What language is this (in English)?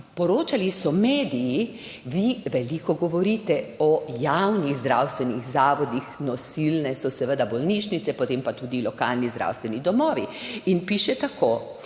Slovenian